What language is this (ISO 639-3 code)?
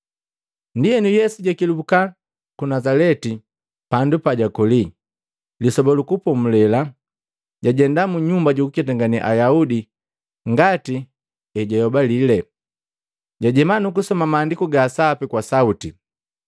mgv